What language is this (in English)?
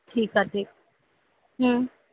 Sindhi